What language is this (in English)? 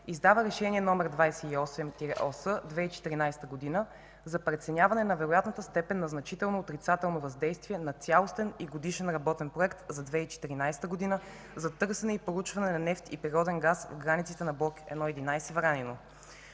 Bulgarian